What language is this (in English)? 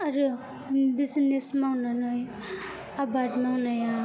Bodo